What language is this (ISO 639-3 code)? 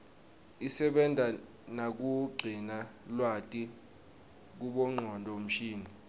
ssw